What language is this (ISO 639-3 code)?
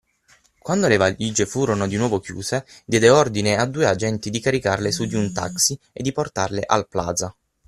ita